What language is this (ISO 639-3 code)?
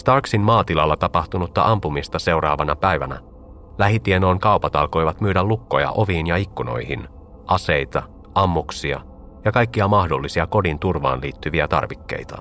fin